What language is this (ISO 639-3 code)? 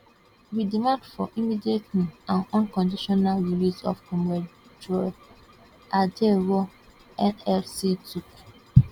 pcm